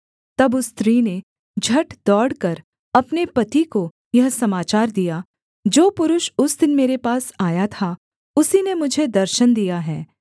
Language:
Hindi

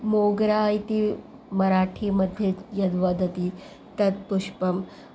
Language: Sanskrit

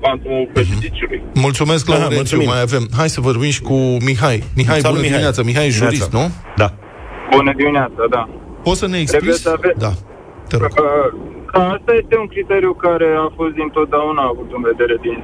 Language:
Romanian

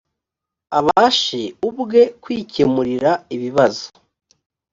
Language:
Kinyarwanda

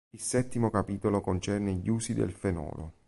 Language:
Italian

